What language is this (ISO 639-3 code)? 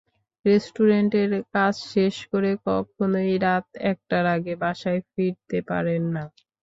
ben